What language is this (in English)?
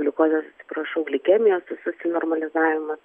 Lithuanian